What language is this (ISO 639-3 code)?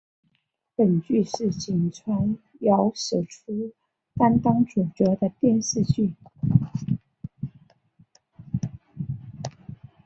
zho